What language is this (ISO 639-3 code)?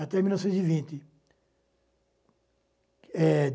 por